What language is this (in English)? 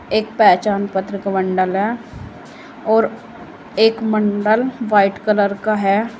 Hindi